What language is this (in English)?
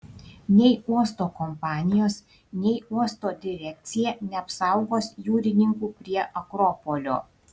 Lithuanian